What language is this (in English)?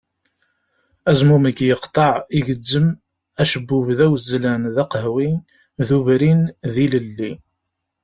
Kabyle